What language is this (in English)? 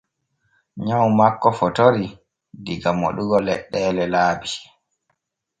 Borgu Fulfulde